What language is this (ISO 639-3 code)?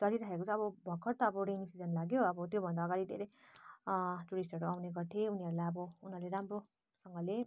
nep